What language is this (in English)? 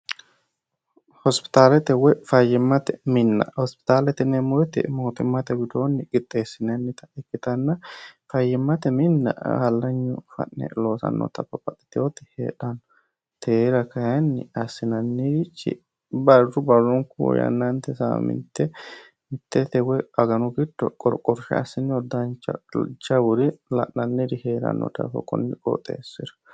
Sidamo